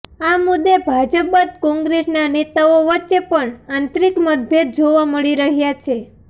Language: Gujarati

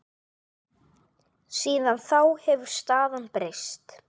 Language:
Icelandic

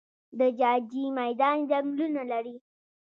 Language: Pashto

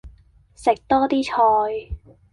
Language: Cantonese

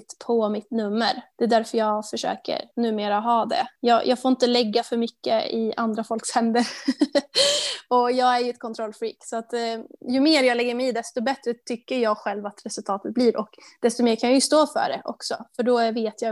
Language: Swedish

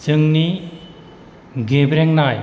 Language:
Bodo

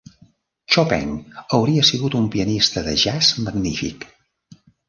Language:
Catalan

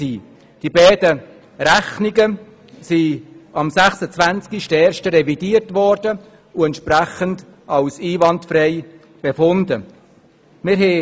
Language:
Swiss German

